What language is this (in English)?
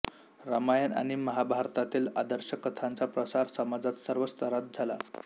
Marathi